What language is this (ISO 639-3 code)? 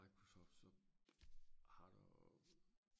dan